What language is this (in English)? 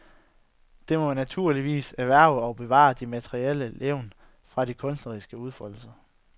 Danish